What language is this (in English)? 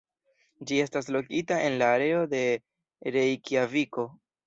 Esperanto